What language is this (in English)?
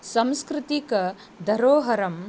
Sanskrit